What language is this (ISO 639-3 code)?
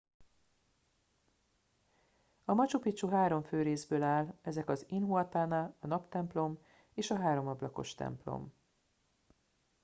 hun